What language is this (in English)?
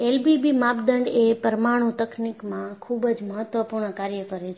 Gujarati